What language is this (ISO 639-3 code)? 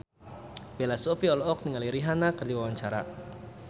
sun